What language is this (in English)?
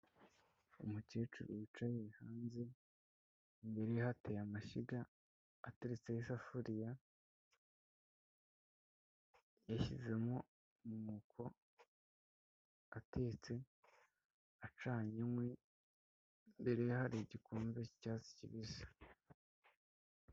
Kinyarwanda